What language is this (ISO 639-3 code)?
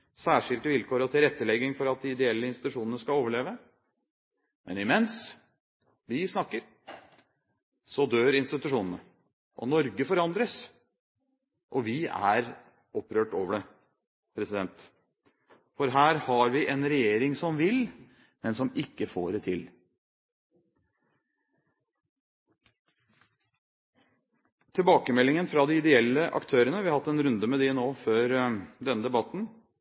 nob